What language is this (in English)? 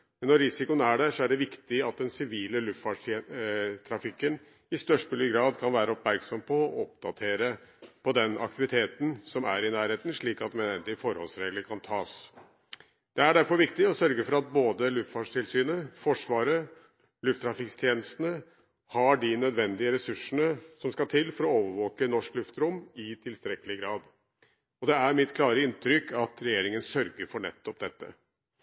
Norwegian Bokmål